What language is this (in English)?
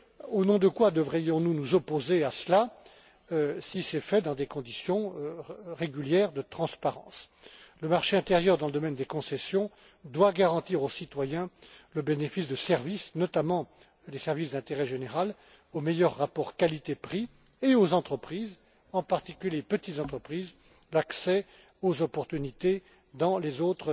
French